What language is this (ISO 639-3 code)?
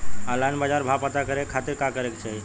bho